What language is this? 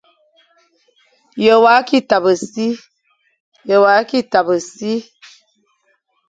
Fang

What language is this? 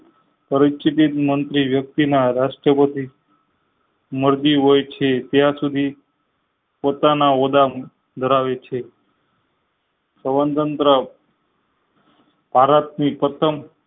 Gujarati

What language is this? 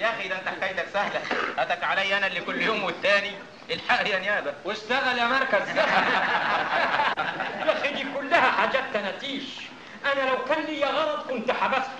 Arabic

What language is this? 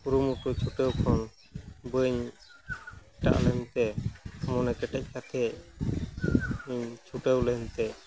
Santali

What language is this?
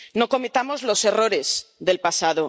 Spanish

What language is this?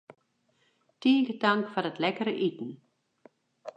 Western Frisian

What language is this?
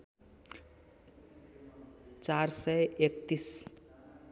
Nepali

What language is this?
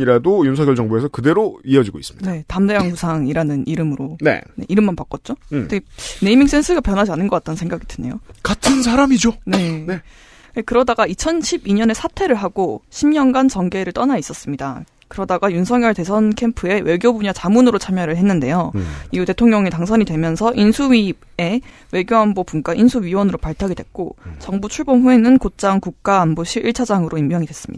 Korean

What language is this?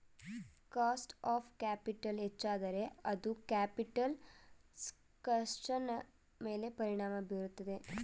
Kannada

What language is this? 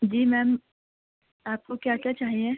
Urdu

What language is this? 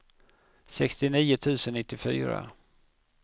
Swedish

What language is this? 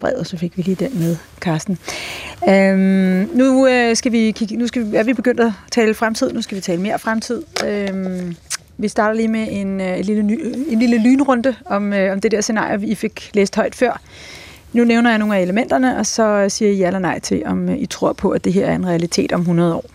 Danish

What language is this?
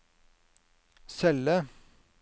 Norwegian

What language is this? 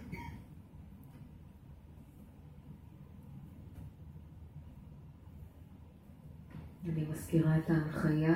Hebrew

